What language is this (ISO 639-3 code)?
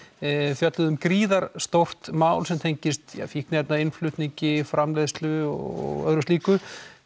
isl